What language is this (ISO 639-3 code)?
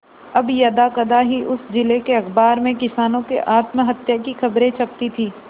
hin